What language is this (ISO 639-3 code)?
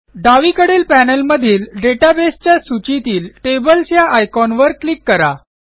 mar